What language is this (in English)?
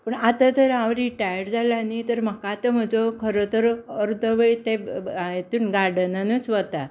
Konkani